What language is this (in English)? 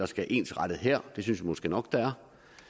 Danish